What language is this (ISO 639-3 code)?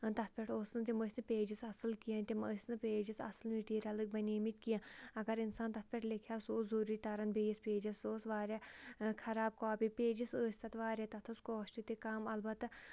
kas